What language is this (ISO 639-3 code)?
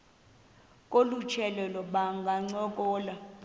xho